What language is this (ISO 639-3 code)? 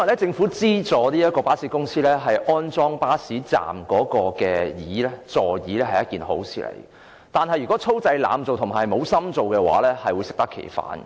yue